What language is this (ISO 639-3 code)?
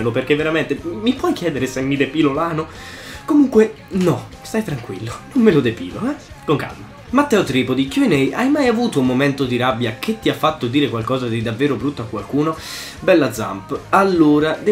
ita